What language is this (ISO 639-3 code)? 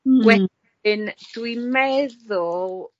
cym